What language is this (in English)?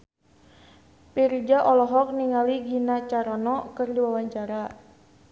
Sundanese